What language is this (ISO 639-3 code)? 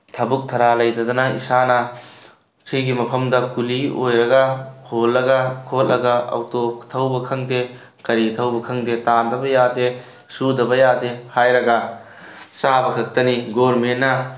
mni